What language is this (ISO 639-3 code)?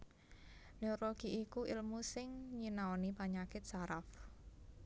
jav